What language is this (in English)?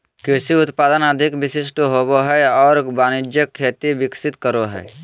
Magahi